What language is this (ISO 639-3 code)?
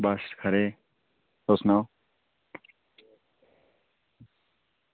doi